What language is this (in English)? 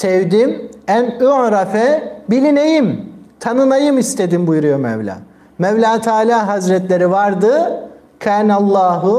Turkish